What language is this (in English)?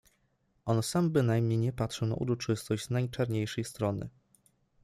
Polish